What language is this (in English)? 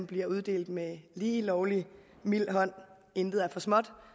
Danish